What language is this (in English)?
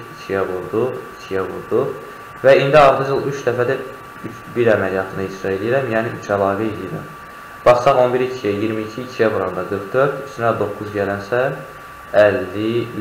Turkish